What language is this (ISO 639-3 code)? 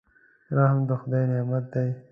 pus